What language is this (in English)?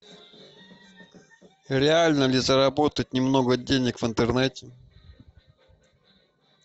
Russian